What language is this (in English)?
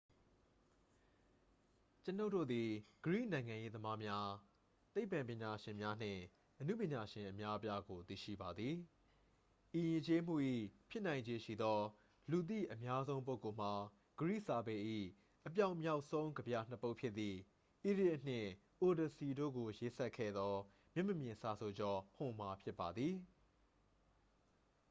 Burmese